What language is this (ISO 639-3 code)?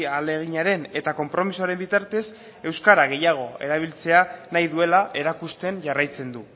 eus